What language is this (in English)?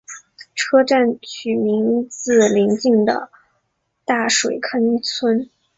Chinese